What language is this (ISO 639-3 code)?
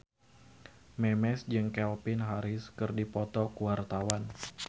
sun